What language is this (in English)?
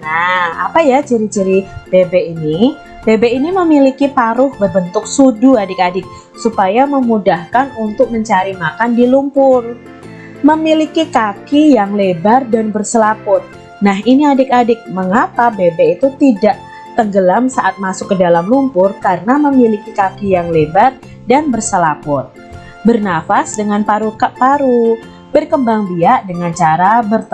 Indonesian